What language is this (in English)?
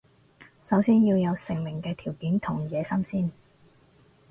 Cantonese